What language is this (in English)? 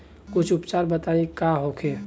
Bhojpuri